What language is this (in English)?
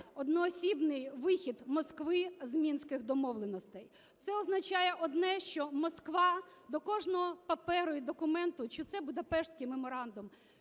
Ukrainian